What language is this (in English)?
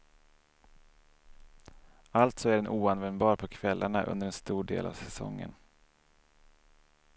Swedish